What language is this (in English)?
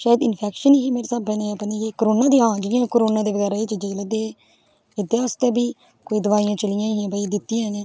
Dogri